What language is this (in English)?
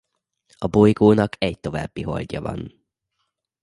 Hungarian